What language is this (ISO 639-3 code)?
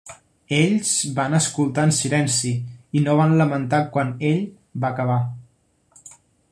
cat